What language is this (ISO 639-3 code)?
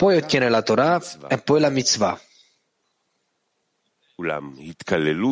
ita